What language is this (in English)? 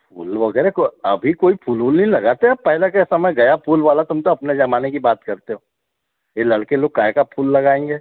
Hindi